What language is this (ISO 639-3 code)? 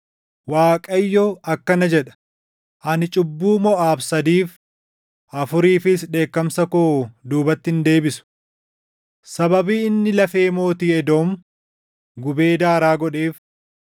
orm